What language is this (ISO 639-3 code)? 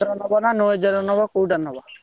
ori